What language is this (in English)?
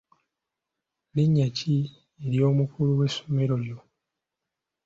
Ganda